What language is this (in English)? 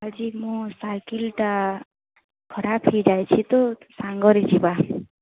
Odia